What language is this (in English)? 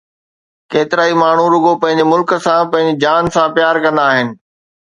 Sindhi